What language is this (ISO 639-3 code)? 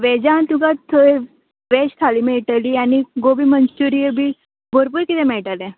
kok